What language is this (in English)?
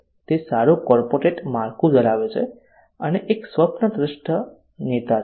Gujarati